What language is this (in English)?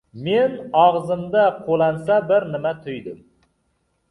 Uzbek